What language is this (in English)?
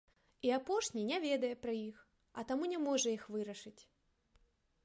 Belarusian